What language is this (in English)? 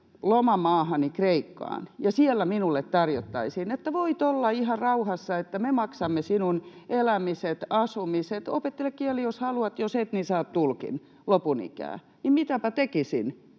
Finnish